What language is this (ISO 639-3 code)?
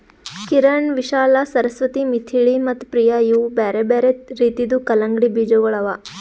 kan